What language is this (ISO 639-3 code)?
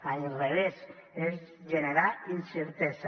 cat